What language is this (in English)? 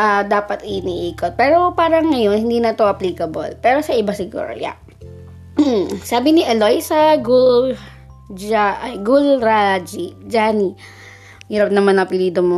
Filipino